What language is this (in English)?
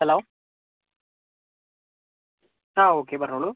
Malayalam